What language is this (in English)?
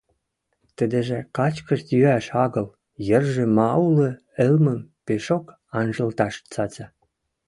Western Mari